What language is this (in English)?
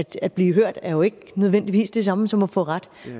Danish